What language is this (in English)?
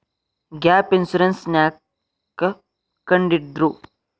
Kannada